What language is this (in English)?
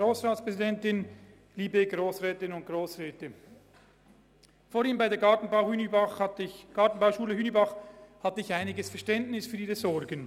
Swiss German